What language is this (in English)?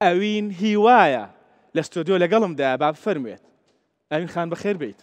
Arabic